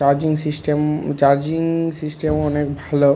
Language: Bangla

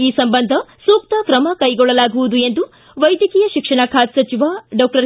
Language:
Kannada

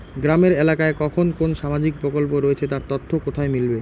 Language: Bangla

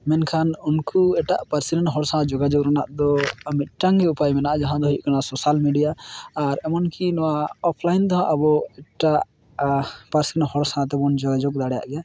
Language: Santali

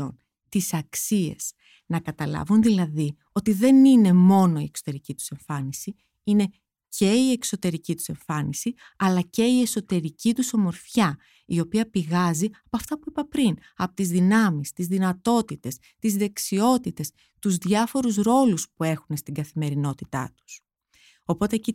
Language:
Greek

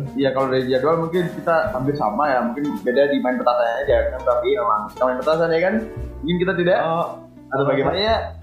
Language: Indonesian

